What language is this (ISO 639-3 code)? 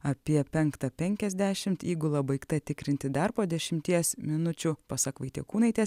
lit